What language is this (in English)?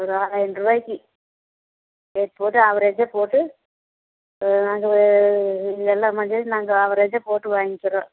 Tamil